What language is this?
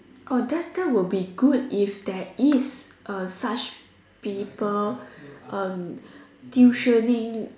English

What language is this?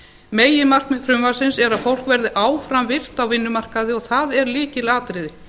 Icelandic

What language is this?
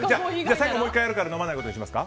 Japanese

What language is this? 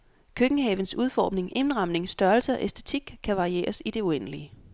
Danish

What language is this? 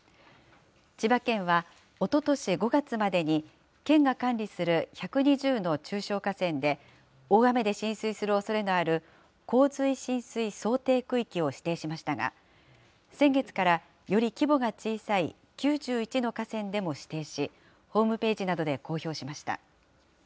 Japanese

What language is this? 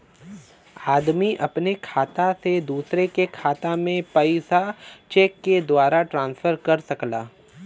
Bhojpuri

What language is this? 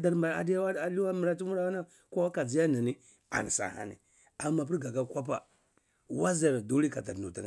Cibak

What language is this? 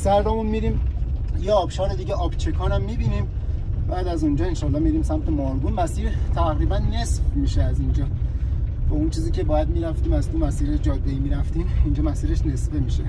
Persian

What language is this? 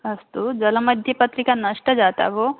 Sanskrit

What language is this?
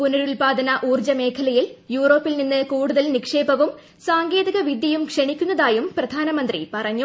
Malayalam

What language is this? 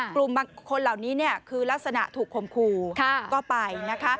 Thai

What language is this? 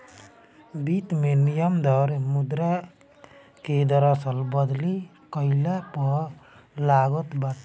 Bhojpuri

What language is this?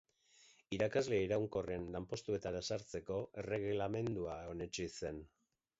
Basque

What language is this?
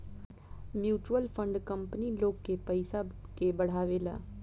Bhojpuri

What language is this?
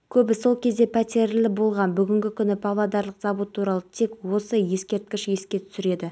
Kazakh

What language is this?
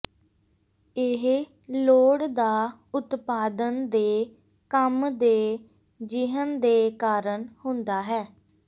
Punjabi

